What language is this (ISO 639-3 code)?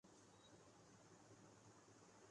urd